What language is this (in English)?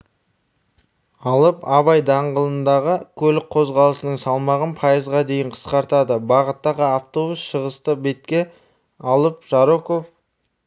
Kazakh